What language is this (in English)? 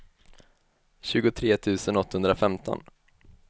Swedish